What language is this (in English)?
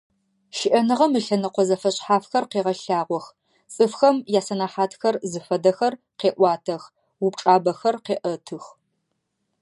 Adyghe